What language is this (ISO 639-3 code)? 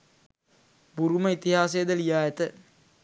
sin